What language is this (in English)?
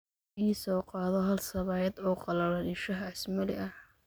Somali